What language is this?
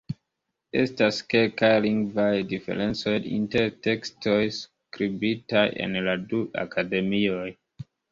Esperanto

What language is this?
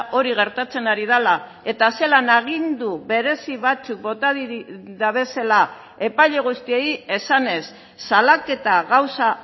Basque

